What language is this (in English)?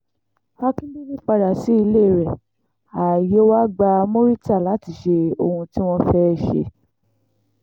Yoruba